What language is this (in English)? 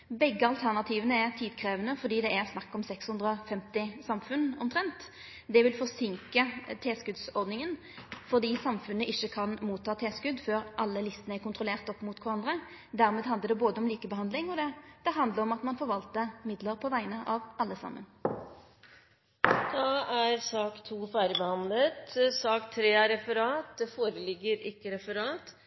Norwegian